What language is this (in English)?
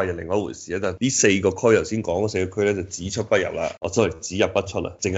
Chinese